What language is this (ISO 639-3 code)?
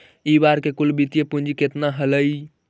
mag